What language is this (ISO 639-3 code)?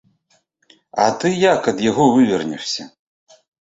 bel